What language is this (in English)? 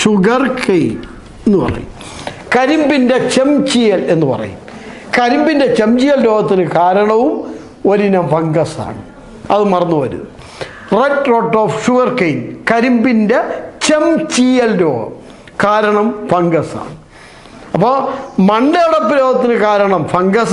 Turkish